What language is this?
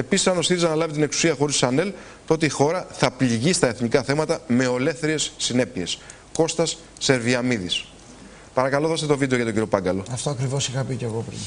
Greek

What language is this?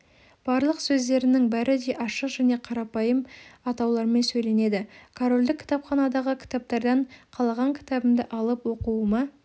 Kazakh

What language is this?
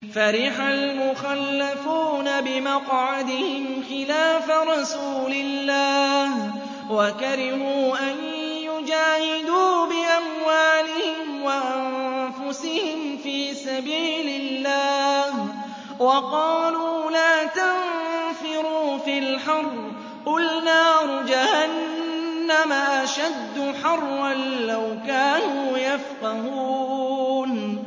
Arabic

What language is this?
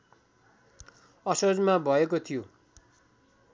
Nepali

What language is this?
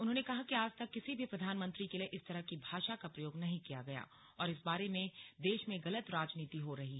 Hindi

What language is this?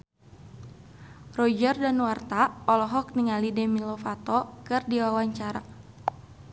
Sundanese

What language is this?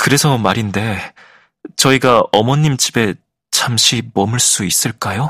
Korean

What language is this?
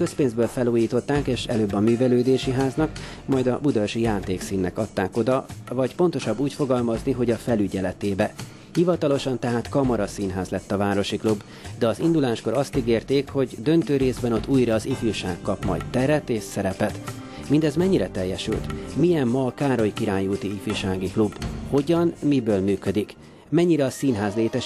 Hungarian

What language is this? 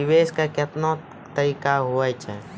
Maithili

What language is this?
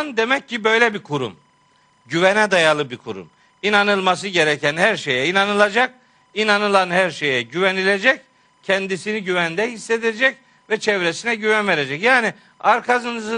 Turkish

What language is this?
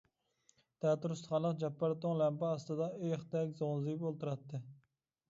Uyghur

